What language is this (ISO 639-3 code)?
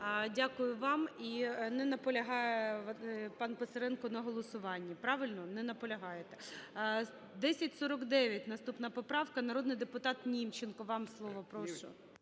ukr